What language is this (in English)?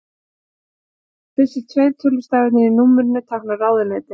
Icelandic